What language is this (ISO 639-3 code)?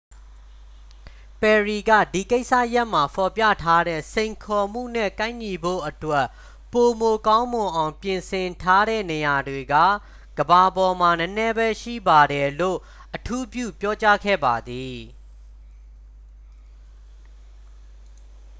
mya